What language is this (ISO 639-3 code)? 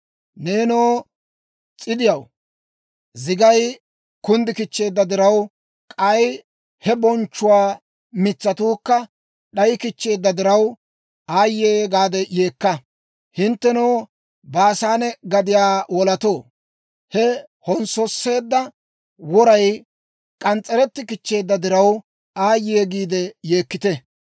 dwr